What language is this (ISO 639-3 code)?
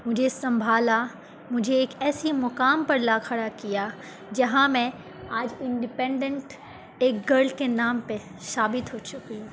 urd